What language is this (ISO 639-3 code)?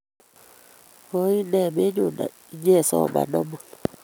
kln